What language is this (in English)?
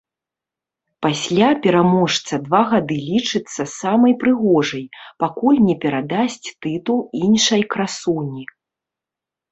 Belarusian